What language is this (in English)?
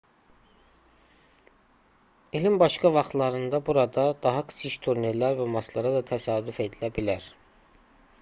Azerbaijani